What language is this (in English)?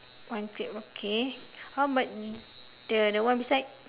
English